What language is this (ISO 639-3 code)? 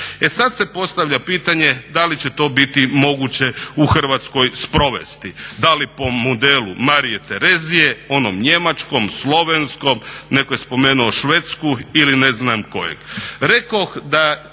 hrv